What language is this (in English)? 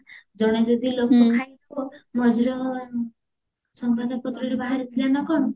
Odia